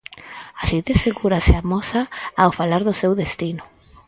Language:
Galician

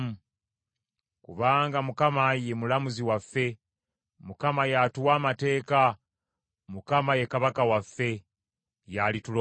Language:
Ganda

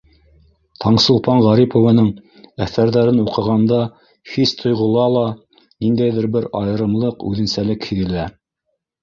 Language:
Bashkir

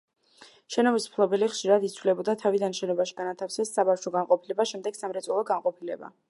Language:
Georgian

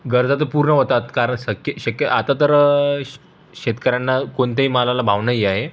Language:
Marathi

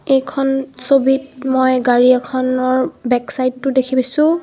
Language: Assamese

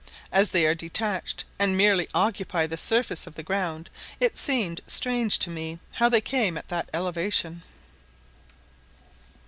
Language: English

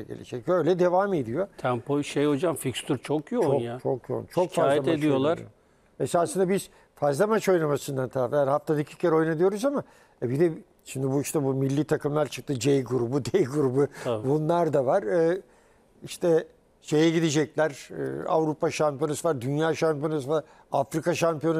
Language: Turkish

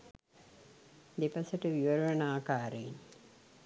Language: Sinhala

